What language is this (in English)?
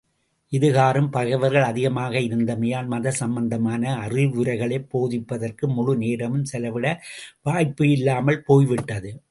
Tamil